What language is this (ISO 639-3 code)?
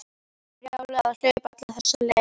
isl